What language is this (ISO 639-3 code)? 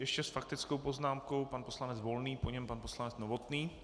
ces